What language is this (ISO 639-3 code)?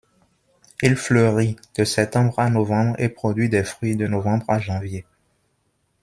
fra